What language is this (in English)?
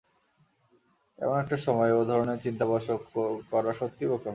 Bangla